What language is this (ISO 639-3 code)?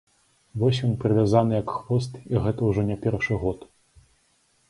bel